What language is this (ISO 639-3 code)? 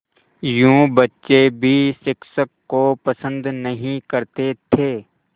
hin